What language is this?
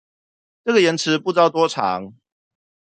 Chinese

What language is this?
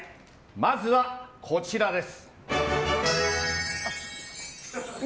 Japanese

